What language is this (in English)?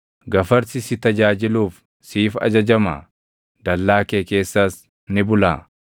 Oromo